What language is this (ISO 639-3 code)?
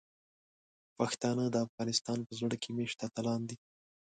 pus